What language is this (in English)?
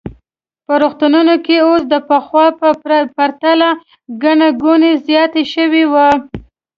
Pashto